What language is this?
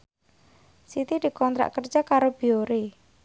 Javanese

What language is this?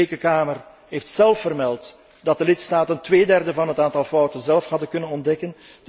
Dutch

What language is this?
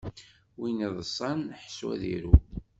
Kabyle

